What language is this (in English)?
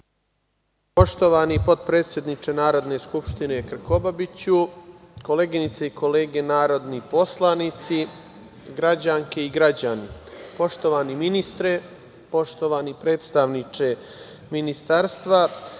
Serbian